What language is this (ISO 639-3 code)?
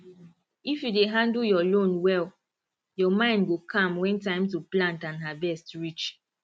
pcm